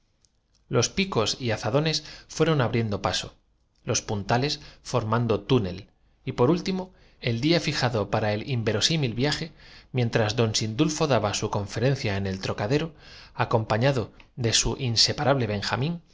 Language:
Spanish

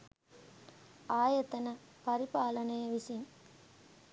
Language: Sinhala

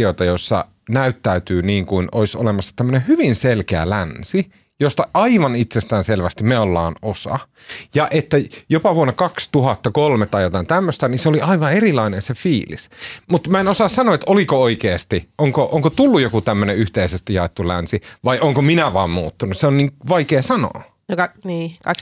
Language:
Finnish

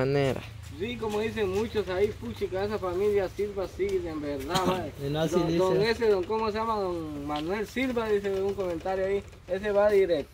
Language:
Spanish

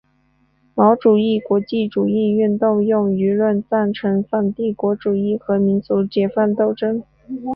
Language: Chinese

